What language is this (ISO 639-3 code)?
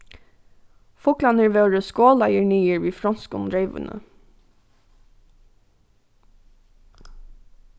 fao